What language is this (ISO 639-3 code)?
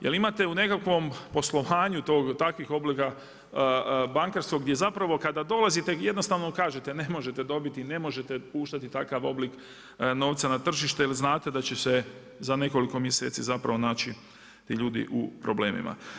hrv